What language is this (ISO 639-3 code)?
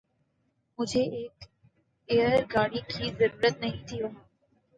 urd